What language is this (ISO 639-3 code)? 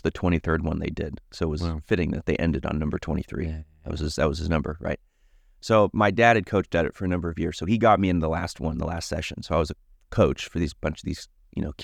eng